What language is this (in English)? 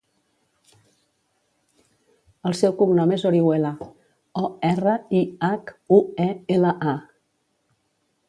Catalan